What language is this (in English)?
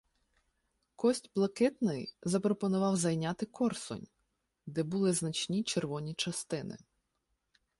Ukrainian